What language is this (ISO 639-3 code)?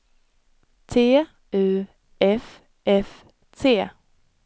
swe